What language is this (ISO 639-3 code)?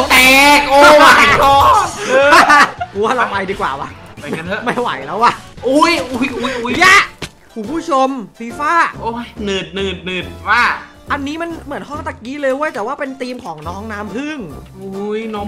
tha